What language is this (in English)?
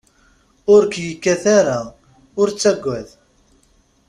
Kabyle